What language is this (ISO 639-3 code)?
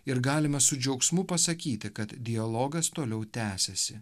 lit